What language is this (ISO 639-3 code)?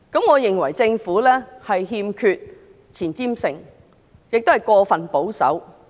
yue